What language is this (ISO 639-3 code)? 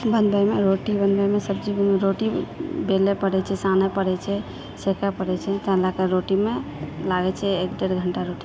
mai